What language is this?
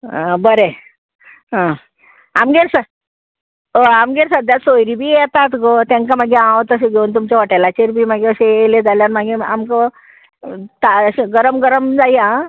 Konkani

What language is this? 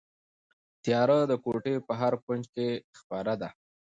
Pashto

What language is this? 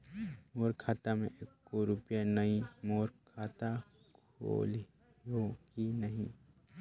Chhattisgarhi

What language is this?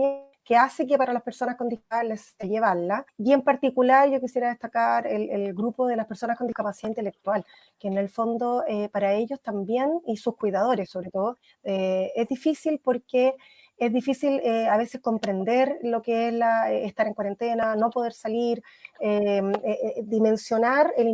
Spanish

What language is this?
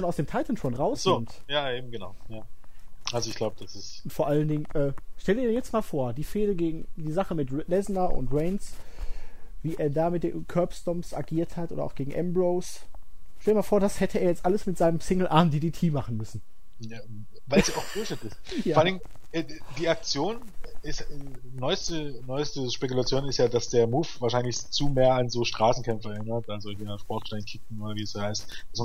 German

